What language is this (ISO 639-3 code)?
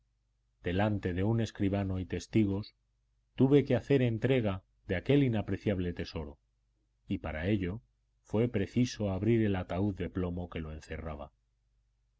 spa